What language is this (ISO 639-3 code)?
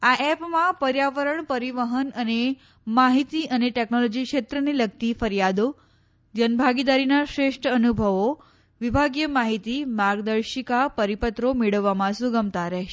guj